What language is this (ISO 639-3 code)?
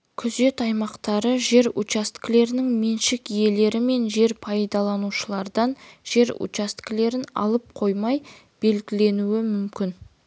kaz